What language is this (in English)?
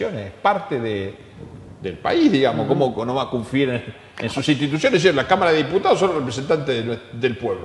Spanish